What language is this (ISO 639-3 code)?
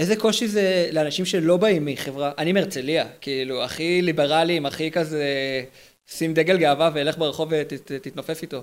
heb